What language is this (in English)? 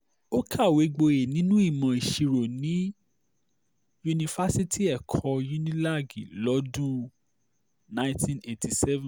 Yoruba